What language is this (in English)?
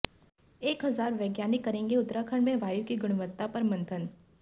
Hindi